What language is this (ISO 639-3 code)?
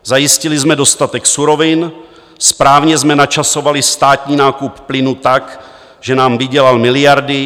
ces